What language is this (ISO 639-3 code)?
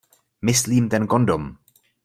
ces